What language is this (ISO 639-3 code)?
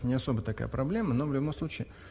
rus